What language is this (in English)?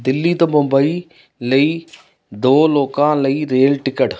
Punjabi